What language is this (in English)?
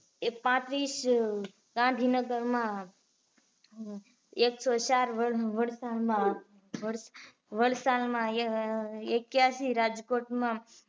Gujarati